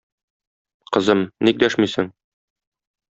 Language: Tatar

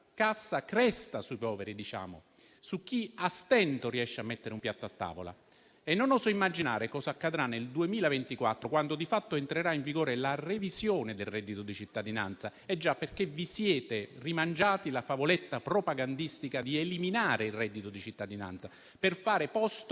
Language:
Italian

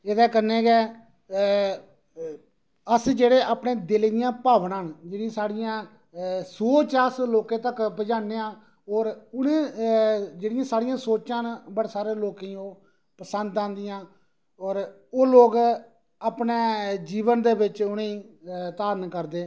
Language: Dogri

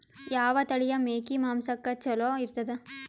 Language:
Kannada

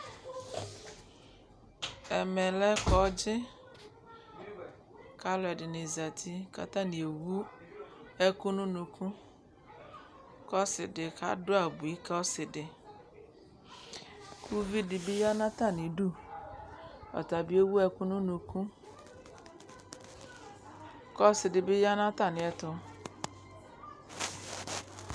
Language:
Ikposo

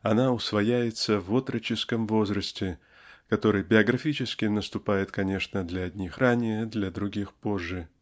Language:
Russian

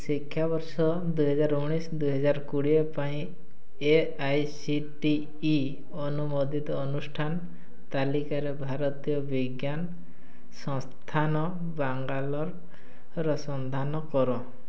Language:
Odia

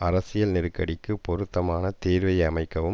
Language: Tamil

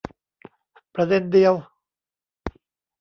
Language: Thai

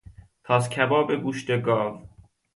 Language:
Persian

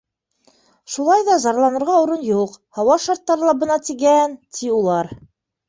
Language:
Bashkir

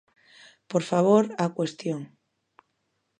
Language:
Galician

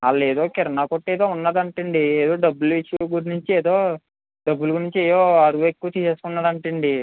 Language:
Telugu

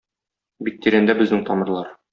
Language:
Tatar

